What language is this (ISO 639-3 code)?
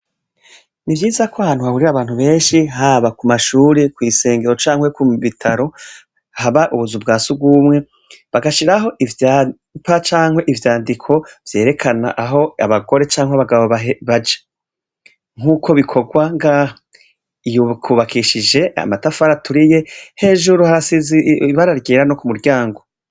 run